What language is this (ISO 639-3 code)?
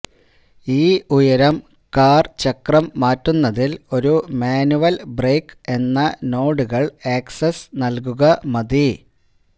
mal